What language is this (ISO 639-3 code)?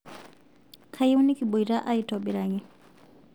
mas